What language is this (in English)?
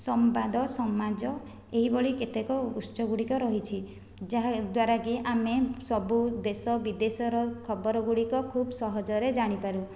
Odia